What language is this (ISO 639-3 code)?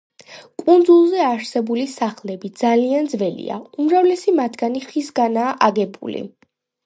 kat